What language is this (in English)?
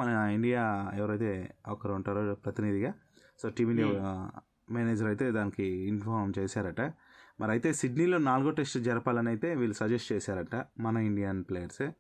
Telugu